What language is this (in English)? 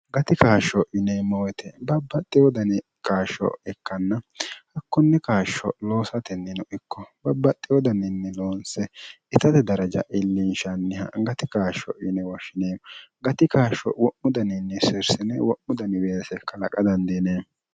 Sidamo